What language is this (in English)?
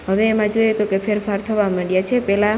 Gujarati